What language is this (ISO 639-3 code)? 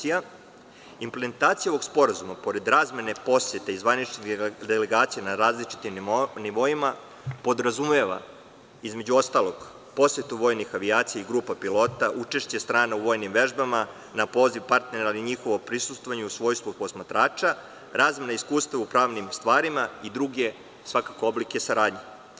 srp